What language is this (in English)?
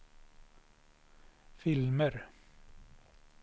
Swedish